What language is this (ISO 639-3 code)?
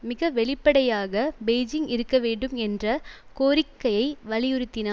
tam